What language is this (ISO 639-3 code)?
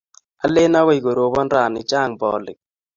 kln